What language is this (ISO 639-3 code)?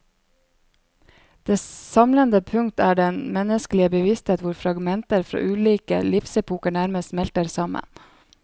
nor